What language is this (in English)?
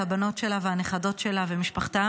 Hebrew